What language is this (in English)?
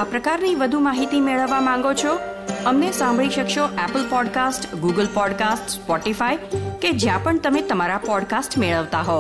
Gujarati